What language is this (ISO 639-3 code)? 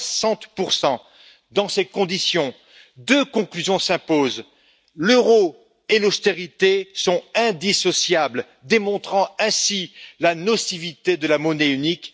fra